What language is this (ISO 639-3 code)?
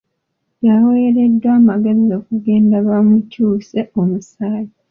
lug